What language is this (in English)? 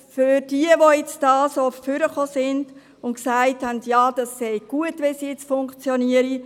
Swiss German